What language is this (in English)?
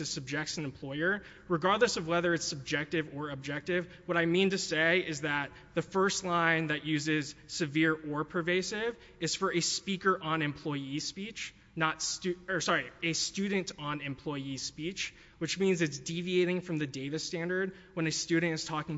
English